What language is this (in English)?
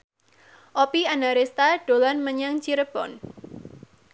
Javanese